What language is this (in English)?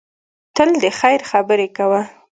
Pashto